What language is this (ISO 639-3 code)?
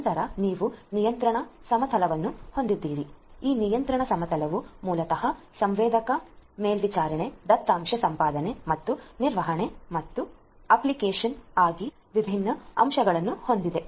kan